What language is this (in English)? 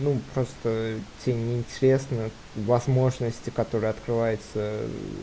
Russian